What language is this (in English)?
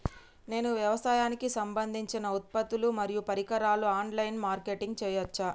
Telugu